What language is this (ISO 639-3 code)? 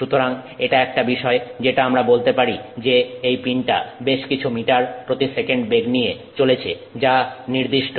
ben